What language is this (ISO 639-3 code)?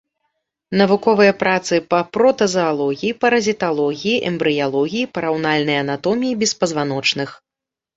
bel